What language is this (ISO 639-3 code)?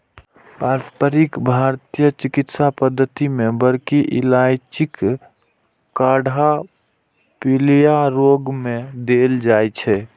mai